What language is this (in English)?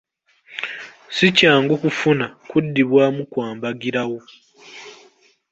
Ganda